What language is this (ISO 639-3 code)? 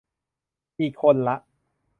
tha